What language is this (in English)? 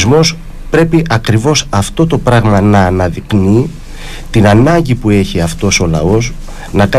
Greek